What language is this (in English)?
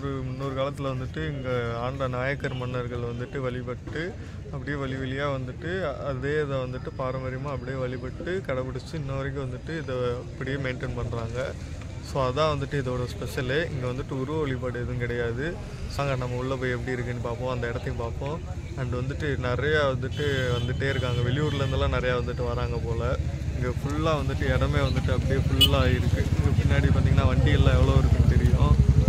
Tamil